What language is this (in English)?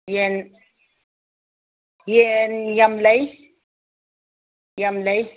Manipuri